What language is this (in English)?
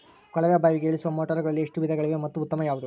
Kannada